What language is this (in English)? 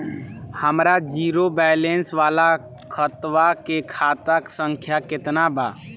Bhojpuri